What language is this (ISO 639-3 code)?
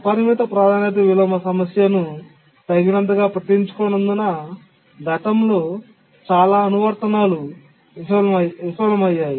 tel